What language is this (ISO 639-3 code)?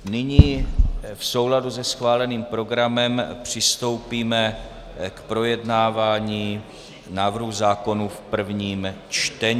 ces